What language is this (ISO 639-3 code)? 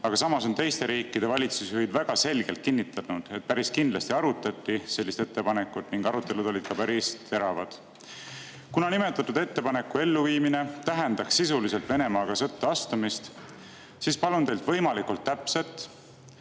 est